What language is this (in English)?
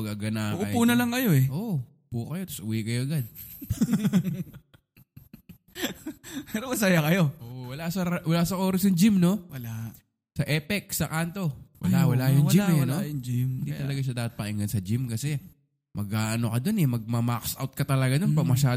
Filipino